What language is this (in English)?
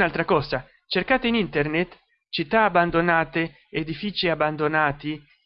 Italian